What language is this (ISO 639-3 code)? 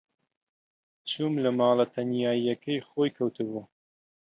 ckb